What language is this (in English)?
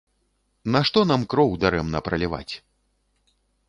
Belarusian